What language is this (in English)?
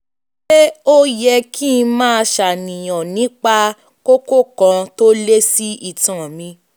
Yoruba